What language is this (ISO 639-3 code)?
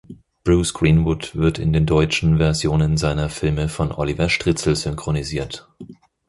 deu